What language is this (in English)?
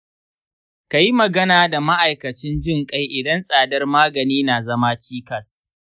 Hausa